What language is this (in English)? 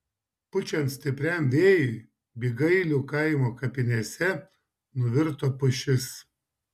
Lithuanian